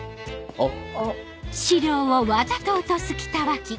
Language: Japanese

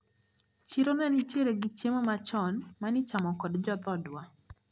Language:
Luo (Kenya and Tanzania)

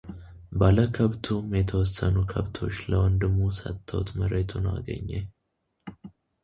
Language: Amharic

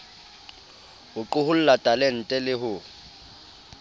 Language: Southern Sotho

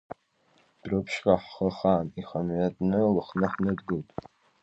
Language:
Abkhazian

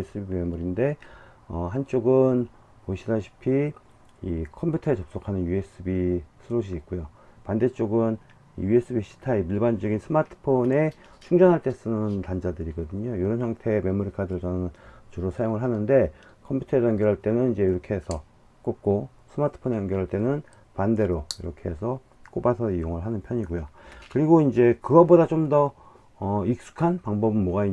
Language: Korean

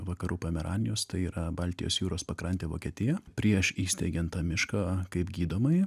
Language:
Lithuanian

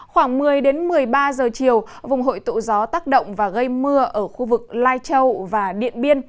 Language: Vietnamese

